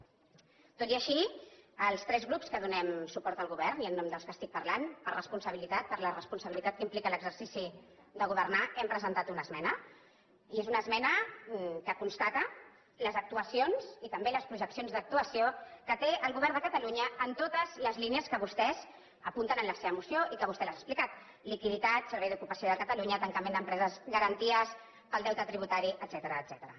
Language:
Catalan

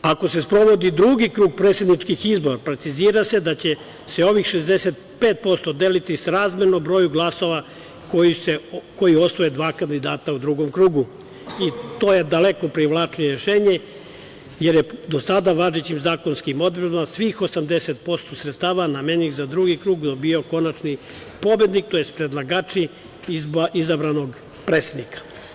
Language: Serbian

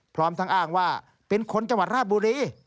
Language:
Thai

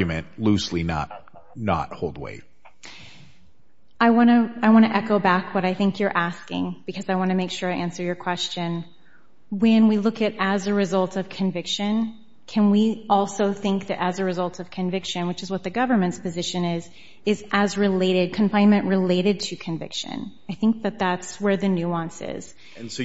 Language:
English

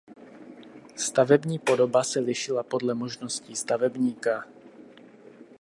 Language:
Czech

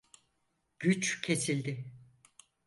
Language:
Turkish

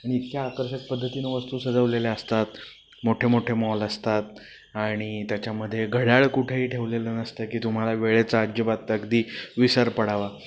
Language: Marathi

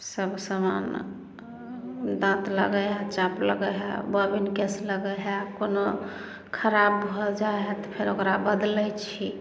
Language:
Maithili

